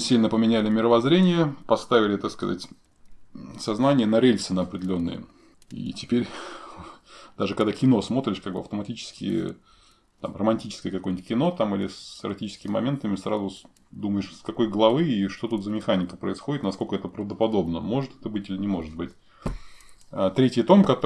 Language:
Russian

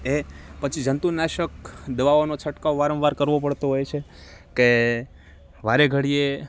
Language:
Gujarati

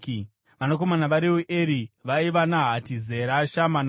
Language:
Shona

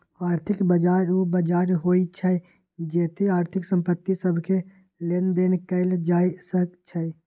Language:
Magahi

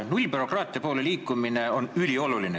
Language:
Estonian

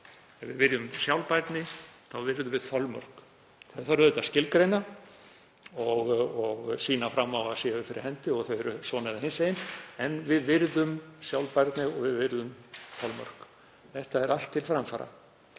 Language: Icelandic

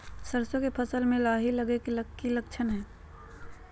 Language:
Magahi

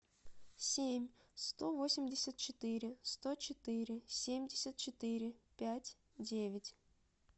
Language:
Russian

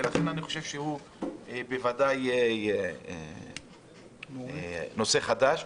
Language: Hebrew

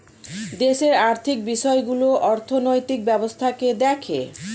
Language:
Bangla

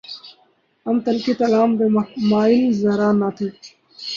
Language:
Urdu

